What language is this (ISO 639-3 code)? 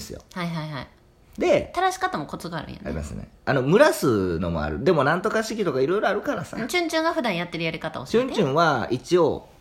jpn